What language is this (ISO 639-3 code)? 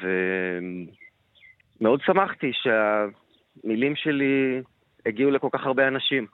heb